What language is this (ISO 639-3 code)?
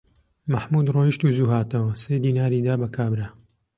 ckb